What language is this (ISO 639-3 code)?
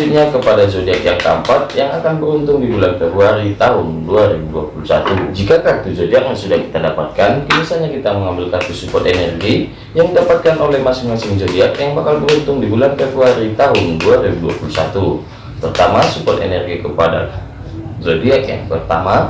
ind